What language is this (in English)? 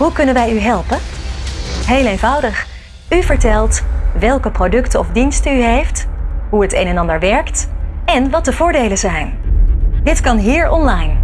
Dutch